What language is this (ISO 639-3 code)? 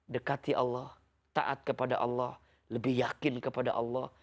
ind